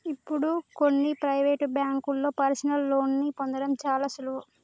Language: Telugu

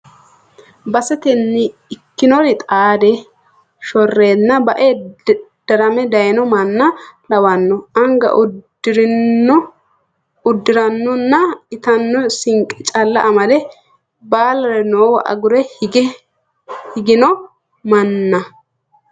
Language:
Sidamo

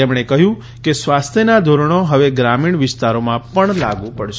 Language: Gujarati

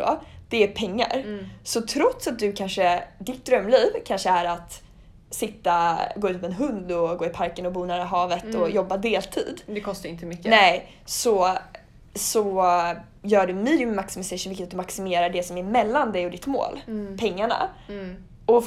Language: Swedish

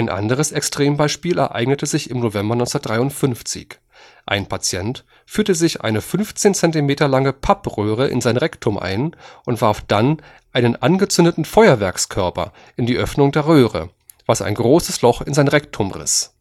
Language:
German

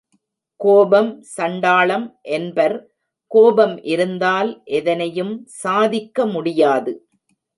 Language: Tamil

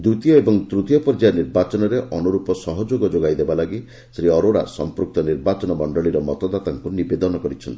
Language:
Odia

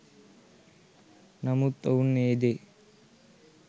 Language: Sinhala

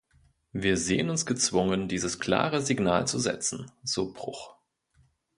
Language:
German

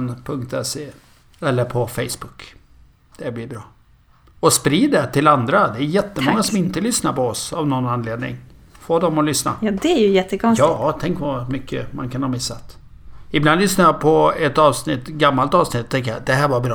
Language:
Swedish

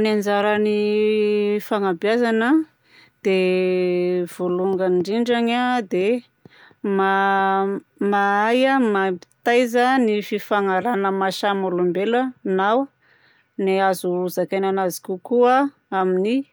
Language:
Southern Betsimisaraka Malagasy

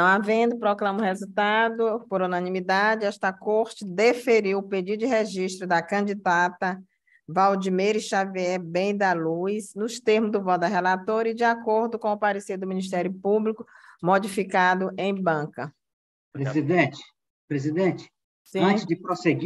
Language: Portuguese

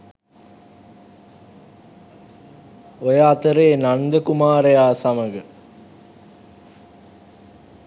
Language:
Sinhala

